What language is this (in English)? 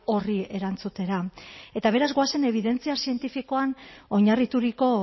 Basque